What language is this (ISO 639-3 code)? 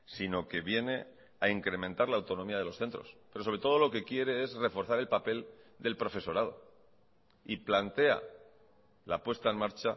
spa